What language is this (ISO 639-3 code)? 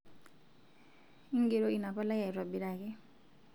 mas